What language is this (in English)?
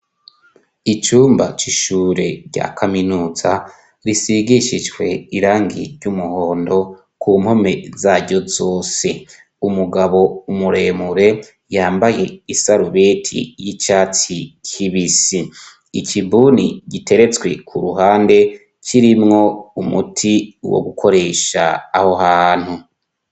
Rundi